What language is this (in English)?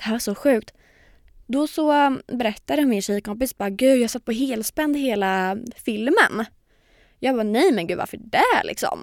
Swedish